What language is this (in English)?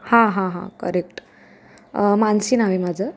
Marathi